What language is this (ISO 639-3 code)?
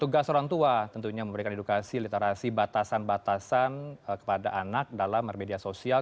ind